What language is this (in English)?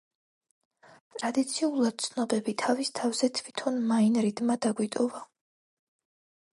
Georgian